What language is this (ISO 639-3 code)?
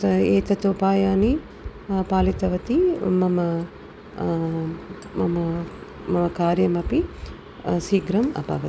san